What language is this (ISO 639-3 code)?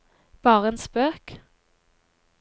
nor